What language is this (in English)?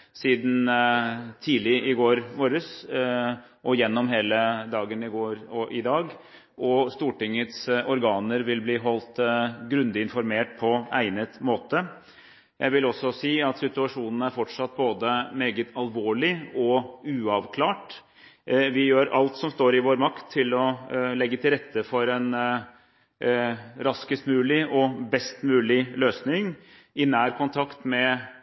Norwegian Bokmål